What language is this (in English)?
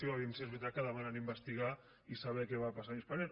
Catalan